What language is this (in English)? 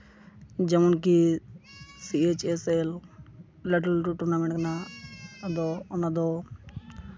Santali